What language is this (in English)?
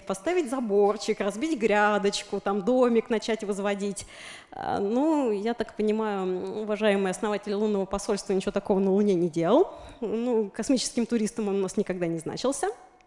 Russian